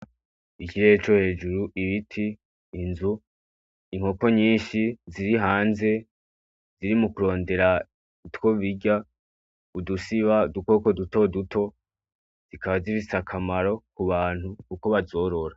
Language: Rundi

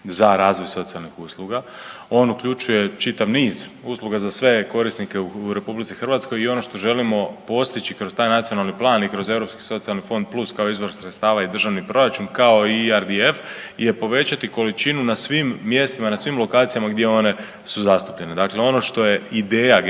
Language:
Croatian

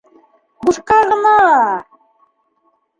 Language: Bashkir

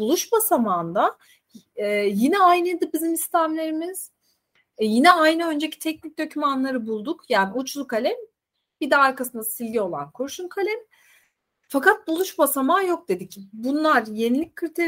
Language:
Turkish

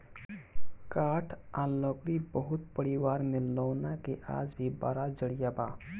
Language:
Bhojpuri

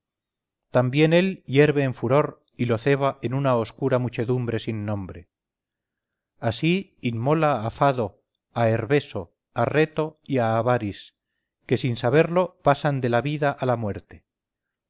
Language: Spanish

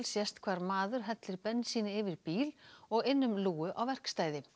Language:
Icelandic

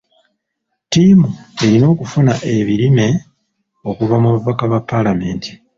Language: Ganda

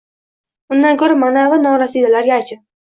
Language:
Uzbek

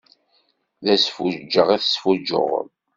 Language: Kabyle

